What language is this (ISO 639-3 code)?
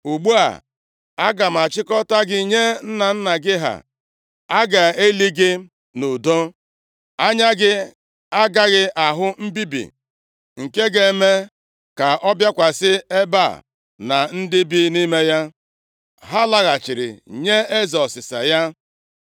ibo